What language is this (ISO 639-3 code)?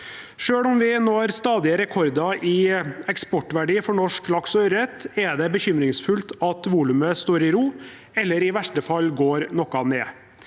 nor